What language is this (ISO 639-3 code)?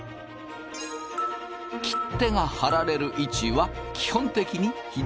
jpn